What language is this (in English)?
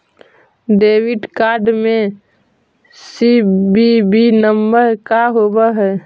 Magahi